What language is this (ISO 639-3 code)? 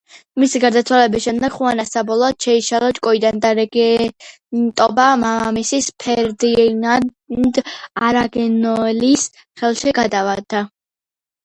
kat